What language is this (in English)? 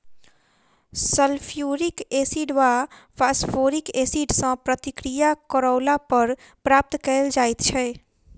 Maithili